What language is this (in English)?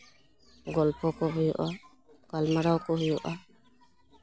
Santali